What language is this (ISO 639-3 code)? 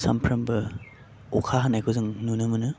brx